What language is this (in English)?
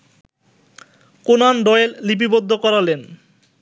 Bangla